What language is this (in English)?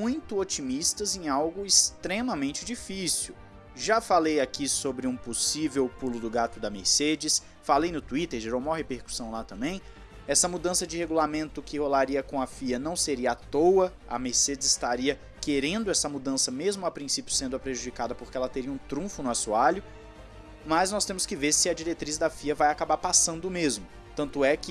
Portuguese